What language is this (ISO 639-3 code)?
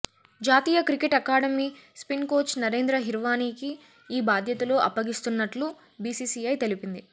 tel